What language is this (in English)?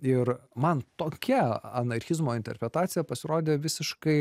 Lithuanian